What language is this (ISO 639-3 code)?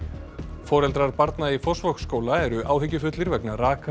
isl